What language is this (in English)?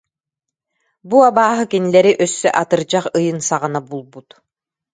Yakut